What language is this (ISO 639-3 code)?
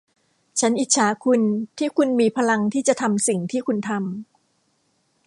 tha